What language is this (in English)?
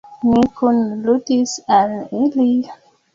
Esperanto